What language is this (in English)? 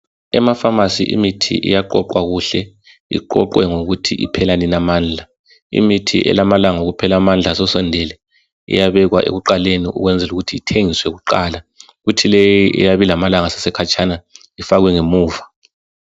North Ndebele